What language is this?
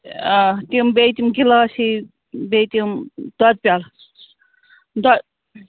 Kashmiri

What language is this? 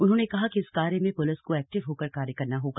Hindi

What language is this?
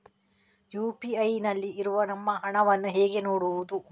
Kannada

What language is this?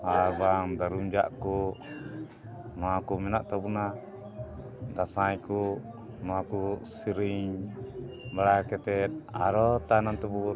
Santali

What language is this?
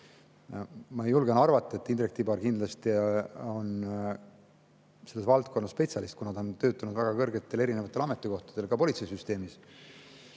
Estonian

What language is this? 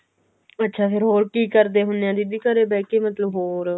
Punjabi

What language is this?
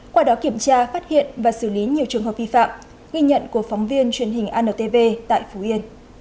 Vietnamese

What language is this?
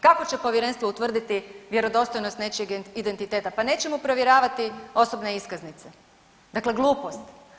Croatian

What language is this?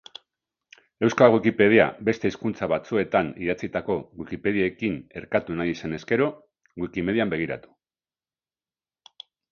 Basque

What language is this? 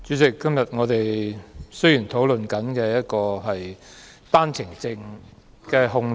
Cantonese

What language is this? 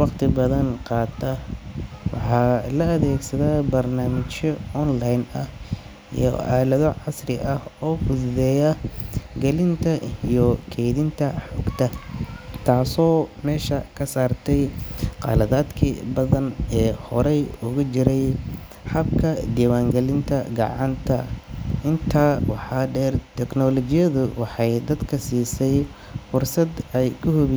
Somali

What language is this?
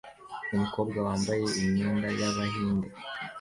Kinyarwanda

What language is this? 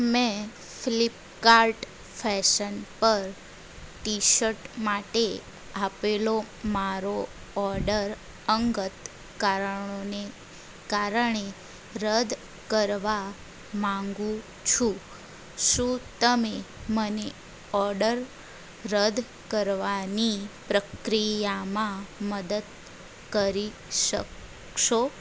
Gujarati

